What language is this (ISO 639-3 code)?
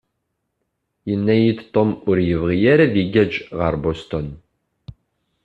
kab